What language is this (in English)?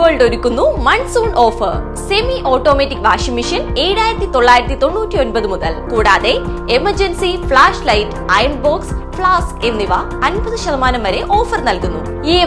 Malayalam